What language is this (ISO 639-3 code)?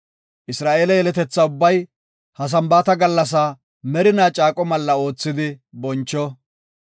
gof